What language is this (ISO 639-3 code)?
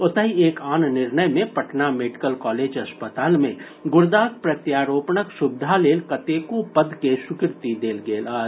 mai